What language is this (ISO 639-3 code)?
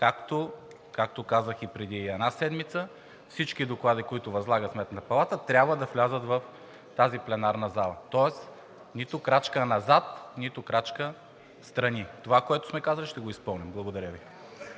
bul